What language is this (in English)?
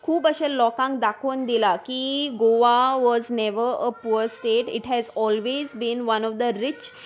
Konkani